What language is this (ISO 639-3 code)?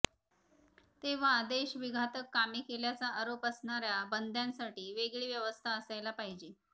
mar